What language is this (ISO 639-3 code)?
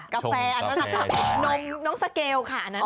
tha